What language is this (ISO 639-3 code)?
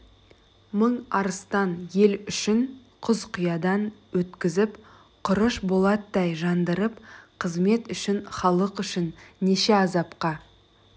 kaz